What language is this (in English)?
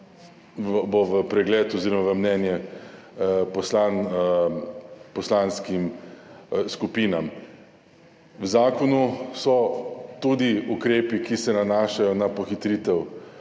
Slovenian